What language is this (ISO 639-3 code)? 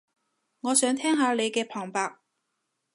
yue